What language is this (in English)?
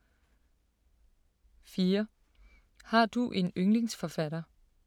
Danish